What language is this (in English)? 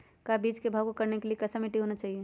Magahi